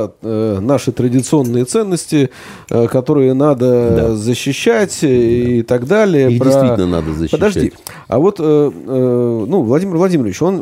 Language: Russian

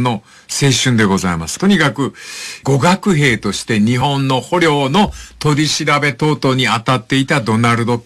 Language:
Japanese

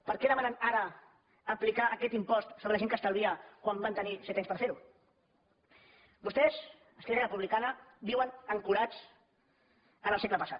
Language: Catalan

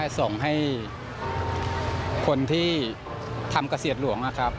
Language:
Thai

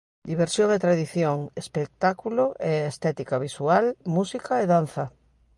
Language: Galician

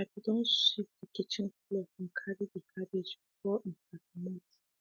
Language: Nigerian Pidgin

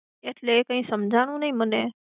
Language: Gujarati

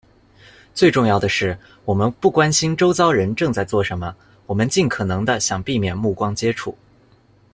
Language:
Chinese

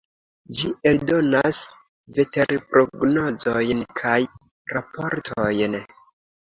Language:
Esperanto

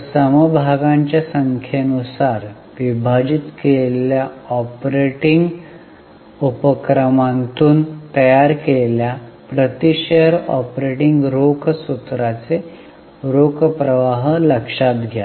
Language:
Marathi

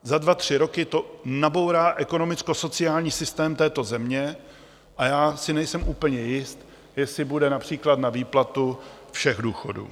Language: Czech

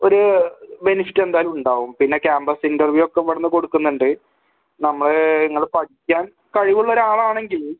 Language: Malayalam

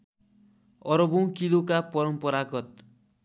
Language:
Nepali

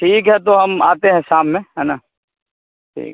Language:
Urdu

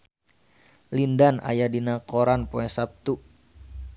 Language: Sundanese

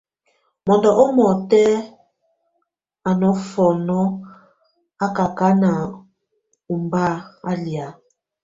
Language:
Tunen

